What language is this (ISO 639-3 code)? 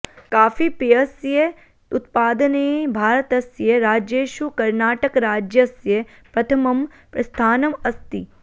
san